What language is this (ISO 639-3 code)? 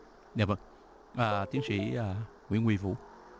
vie